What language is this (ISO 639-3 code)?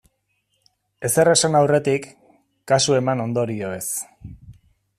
eus